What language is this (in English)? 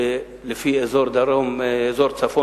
Hebrew